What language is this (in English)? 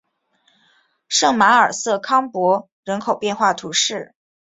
Chinese